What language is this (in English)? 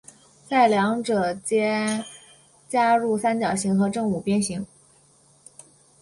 Chinese